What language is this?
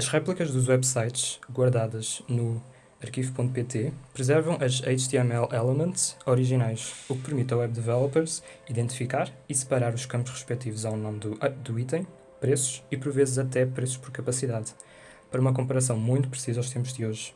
Portuguese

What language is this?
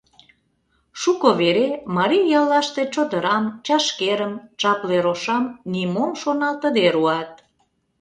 Mari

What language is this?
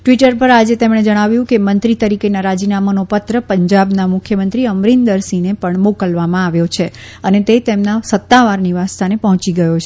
Gujarati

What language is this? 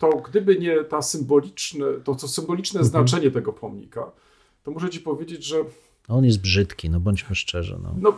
Polish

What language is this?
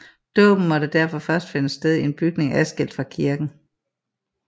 Danish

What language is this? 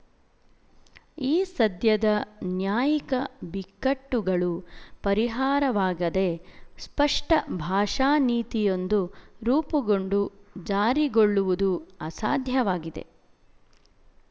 Kannada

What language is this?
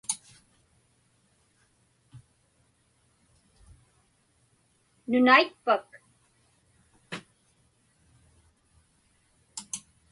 Inupiaq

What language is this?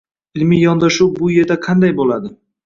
Uzbek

